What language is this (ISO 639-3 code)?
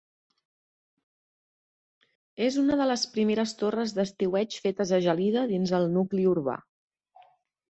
cat